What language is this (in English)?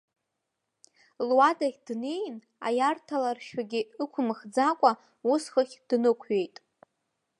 Abkhazian